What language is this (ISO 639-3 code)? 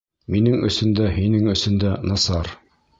bak